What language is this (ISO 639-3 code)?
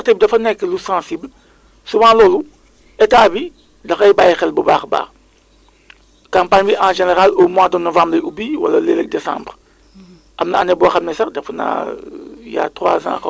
wol